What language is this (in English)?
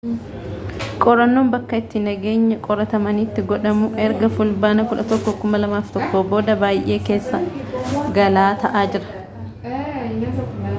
Oromo